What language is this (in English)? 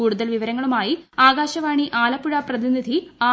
Malayalam